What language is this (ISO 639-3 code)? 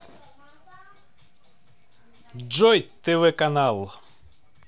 rus